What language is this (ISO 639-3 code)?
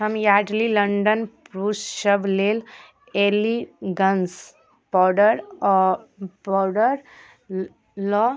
mai